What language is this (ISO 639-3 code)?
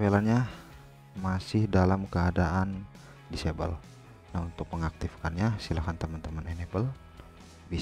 ind